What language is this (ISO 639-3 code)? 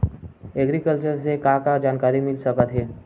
hne